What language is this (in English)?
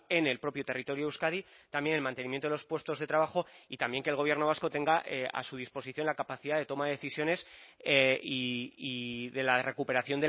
Spanish